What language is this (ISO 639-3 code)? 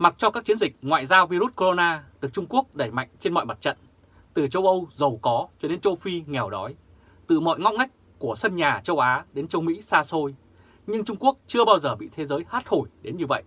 vie